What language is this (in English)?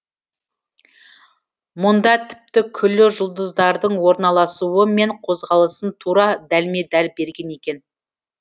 Kazakh